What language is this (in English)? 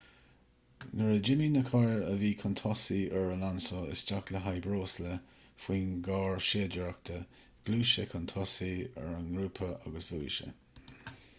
Irish